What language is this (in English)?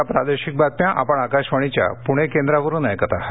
Marathi